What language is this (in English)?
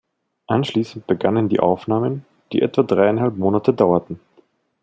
German